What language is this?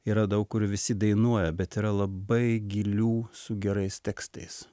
Lithuanian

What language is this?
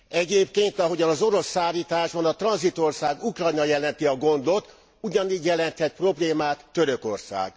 Hungarian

